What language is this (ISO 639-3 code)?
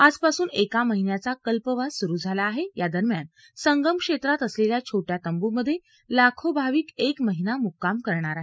mar